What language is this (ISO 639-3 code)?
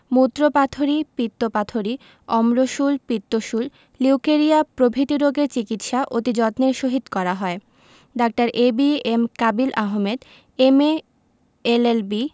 ben